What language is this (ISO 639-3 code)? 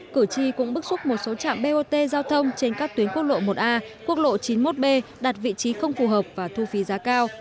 vie